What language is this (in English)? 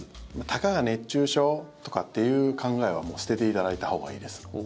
Japanese